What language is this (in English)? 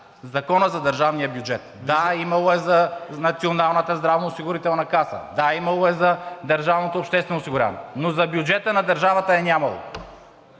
Bulgarian